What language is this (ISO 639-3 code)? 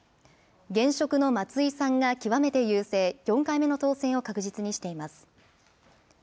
jpn